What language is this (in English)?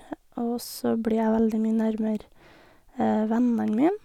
Norwegian